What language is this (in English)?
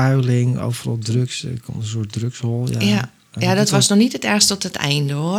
Dutch